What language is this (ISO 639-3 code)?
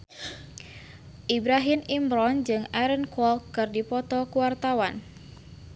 sun